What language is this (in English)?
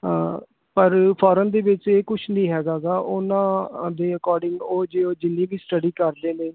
Punjabi